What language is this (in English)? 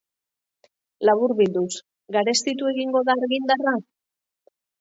Basque